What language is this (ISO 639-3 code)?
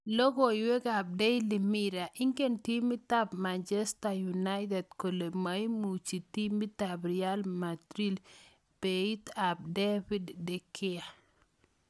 kln